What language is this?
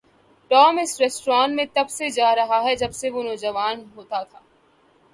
Urdu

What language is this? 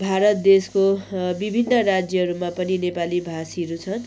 Nepali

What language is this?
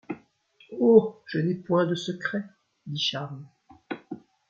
French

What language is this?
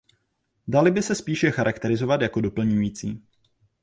Czech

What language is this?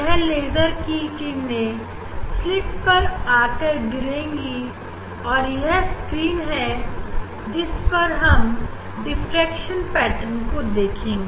Hindi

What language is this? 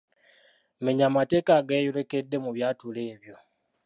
Ganda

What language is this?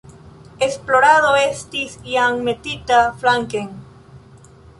Esperanto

